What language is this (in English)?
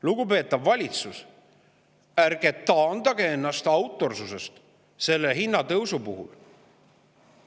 Estonian